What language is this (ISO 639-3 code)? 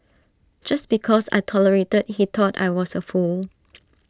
eng